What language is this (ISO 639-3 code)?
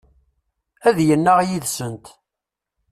kab